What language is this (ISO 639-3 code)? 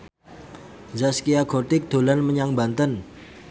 jav